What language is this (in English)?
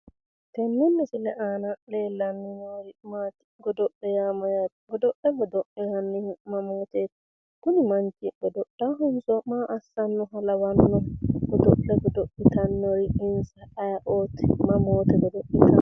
Sidamo